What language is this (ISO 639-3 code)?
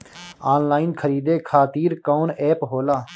bho